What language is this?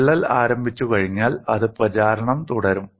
Malayalam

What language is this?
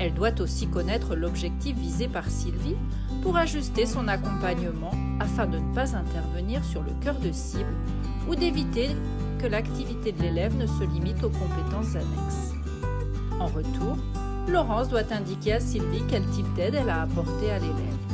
French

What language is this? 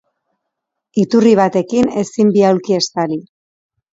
Basque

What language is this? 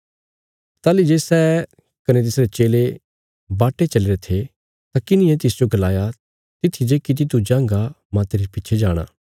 Bilaspuri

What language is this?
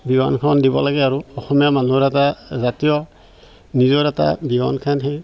Assamese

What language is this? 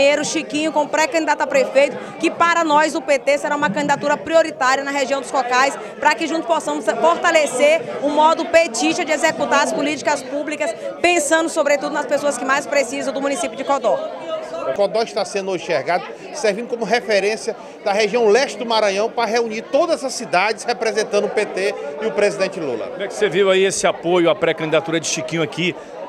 Portuguese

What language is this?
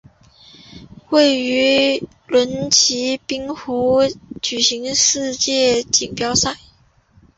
Chinese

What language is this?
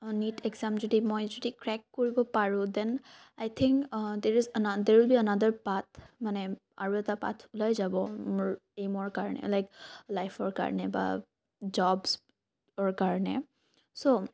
Assamese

